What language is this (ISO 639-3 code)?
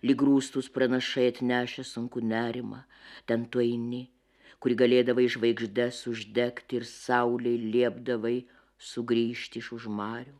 lit